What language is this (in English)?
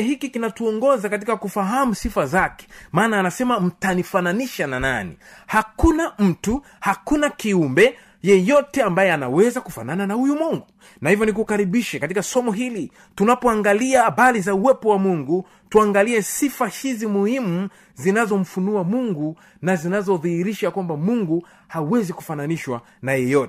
Swahili